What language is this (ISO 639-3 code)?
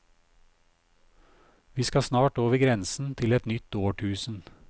nor